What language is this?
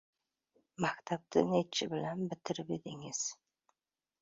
Uzbek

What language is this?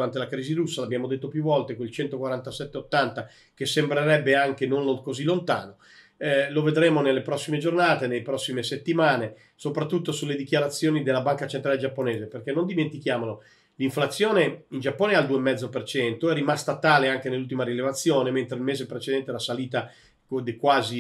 Italian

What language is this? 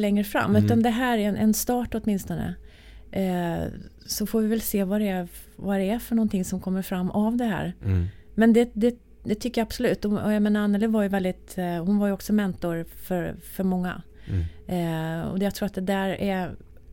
Swedish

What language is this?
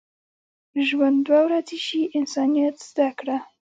Pashto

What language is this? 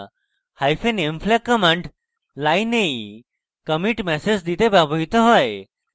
Bangla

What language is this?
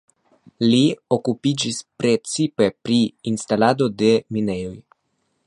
Esperanto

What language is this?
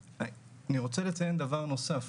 Hebrew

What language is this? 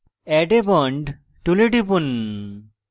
Bangla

